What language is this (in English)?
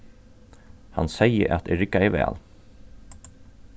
Faroese